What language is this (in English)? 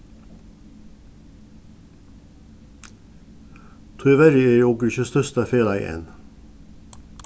Faroese